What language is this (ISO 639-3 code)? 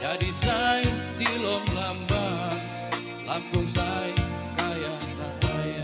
ind